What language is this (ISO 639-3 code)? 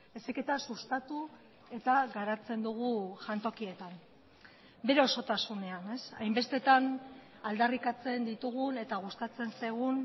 eus